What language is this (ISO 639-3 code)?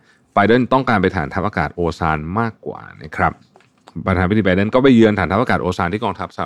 tha